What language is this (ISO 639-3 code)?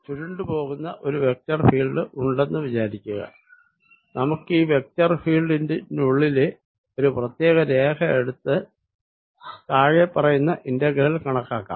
mal